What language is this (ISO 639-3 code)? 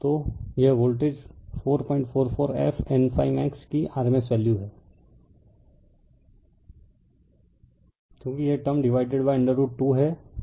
hin